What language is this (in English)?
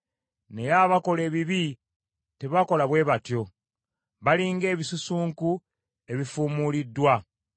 Ganda